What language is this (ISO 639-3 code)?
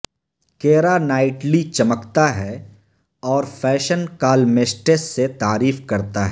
urd